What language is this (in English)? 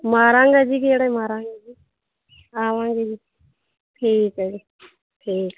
Punjabi